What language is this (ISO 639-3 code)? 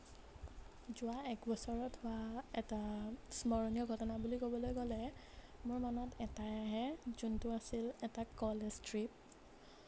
asm